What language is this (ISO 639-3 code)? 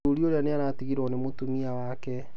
kik